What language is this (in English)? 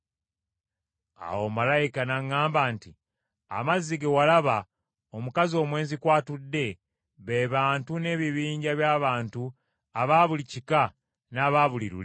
Ganda